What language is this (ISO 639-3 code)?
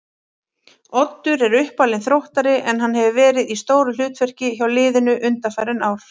isl